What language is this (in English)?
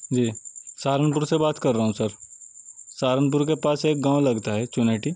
Urdu